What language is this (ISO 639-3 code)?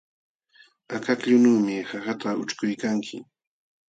qxw